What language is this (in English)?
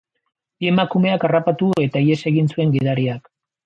Basque